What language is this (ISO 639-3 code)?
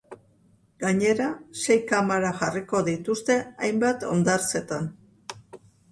eus